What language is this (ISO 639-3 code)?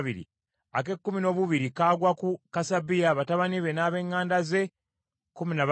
lug